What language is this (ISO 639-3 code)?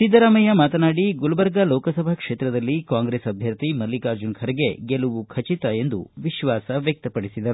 kan